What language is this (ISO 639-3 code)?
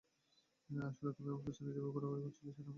ben